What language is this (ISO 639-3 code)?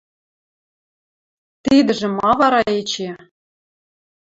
mrj